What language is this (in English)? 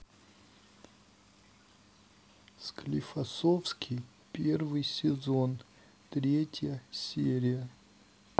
Russian